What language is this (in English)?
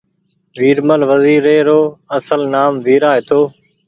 Goaria